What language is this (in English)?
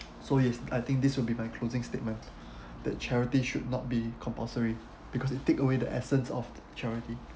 English